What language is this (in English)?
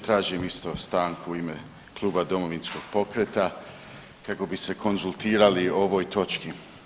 Croatian